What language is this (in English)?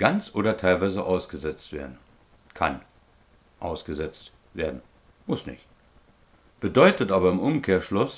German